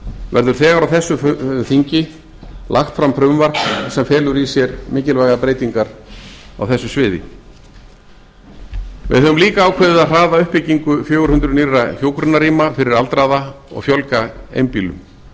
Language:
Icelandic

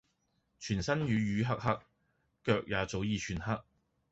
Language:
Cantonese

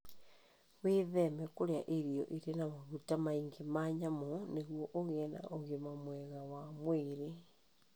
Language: Kikuyu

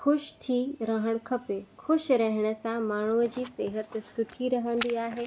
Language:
Sindhi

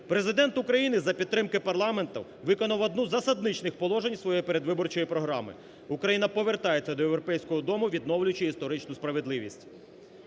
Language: Ukrainian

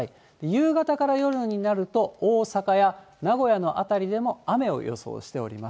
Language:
Japanese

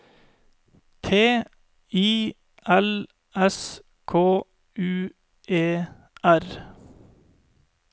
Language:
Norwegian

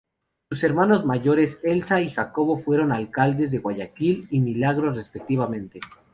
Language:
Spanish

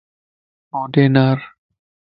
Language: Lasi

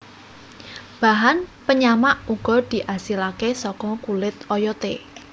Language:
Javanese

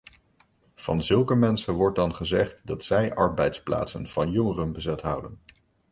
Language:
Dutch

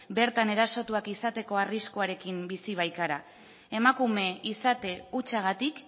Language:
Basque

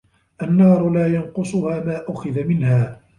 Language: Arabic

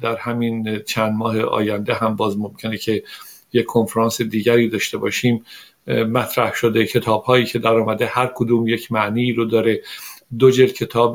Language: Persian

